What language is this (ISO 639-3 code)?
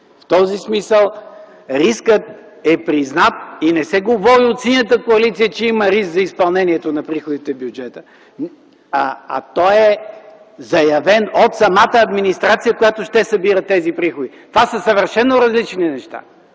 bul